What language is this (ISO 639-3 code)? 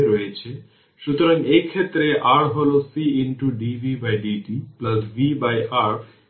ben